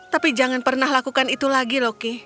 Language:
Indonesian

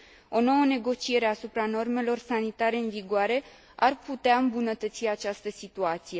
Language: Romanian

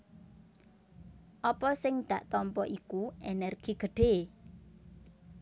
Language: Javanese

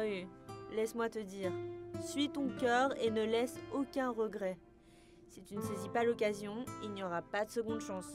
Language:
French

